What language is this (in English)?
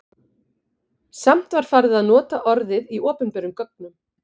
Icelandic